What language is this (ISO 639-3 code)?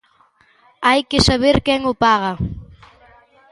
glg